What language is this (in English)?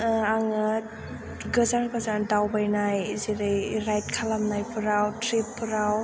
Bodo